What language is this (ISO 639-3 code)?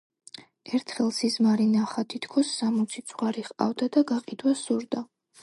kat